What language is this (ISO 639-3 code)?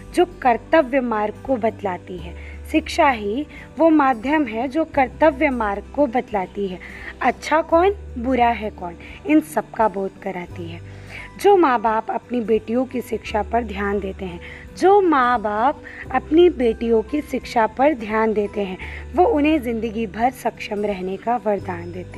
hin